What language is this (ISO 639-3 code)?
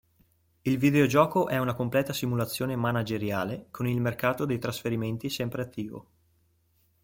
ita